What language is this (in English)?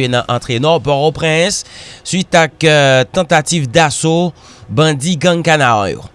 French